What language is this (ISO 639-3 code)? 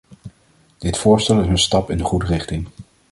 nld